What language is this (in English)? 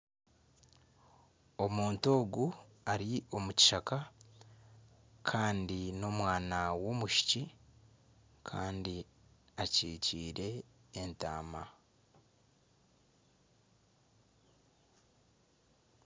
Nyankole